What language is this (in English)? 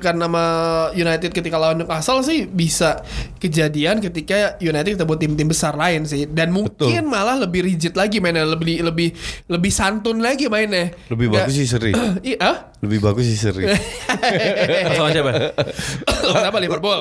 Indonesian